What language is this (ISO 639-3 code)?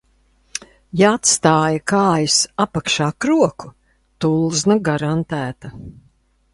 lav